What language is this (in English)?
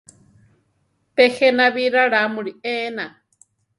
Central Tarahumara